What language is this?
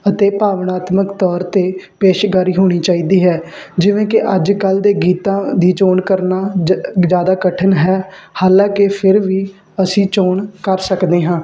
Punjabi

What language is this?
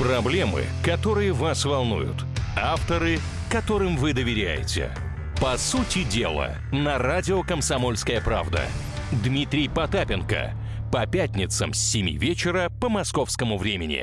Russian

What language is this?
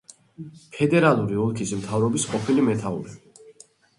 Georgian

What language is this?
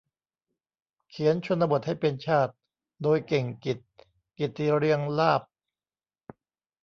Thai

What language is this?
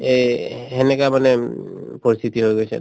Assamese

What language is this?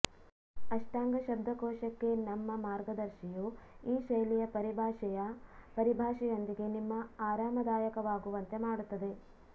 Kannada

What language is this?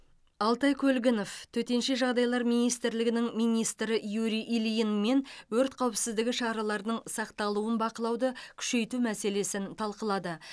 Kazakh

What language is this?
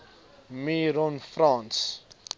Afrikaans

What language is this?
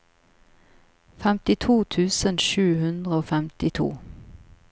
Norwegian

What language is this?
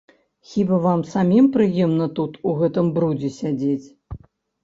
Belarusian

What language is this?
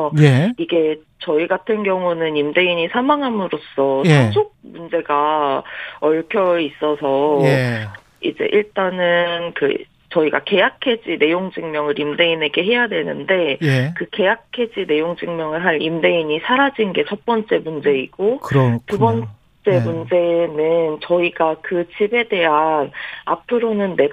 Korean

